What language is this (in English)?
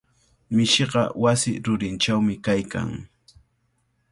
Cajatambo North Lima Quechua